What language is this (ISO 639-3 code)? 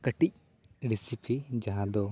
sat